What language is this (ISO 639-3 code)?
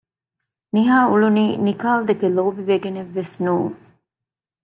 div